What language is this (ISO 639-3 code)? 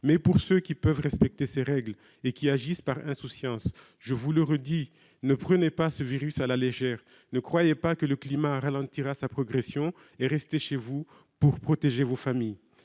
fra